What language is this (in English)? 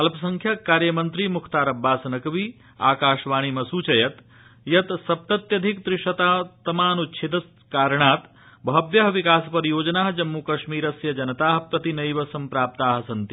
Sanskrit